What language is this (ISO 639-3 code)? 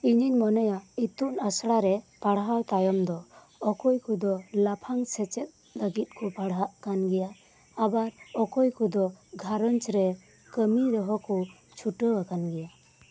sat